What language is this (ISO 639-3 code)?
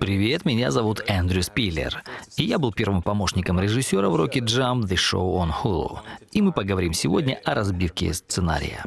rus